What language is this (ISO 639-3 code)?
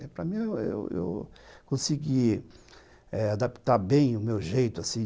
por